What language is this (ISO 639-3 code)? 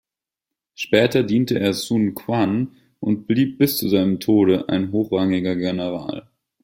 deu